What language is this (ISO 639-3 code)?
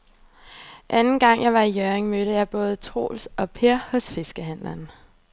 dan